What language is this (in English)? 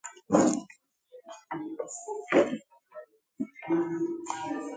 Igbo